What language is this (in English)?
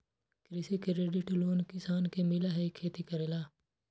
Magahi